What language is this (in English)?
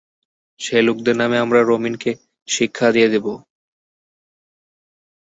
Bangla